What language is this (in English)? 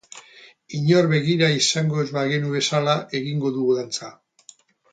Basque